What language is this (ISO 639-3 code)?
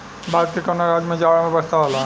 bho